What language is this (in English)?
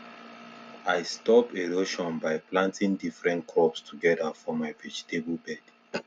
Nigerian Pidgin